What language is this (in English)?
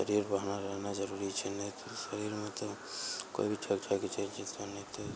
Maithili